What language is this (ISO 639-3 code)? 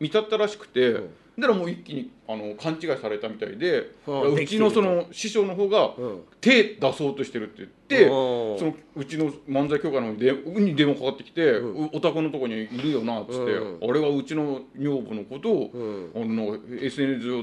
jpn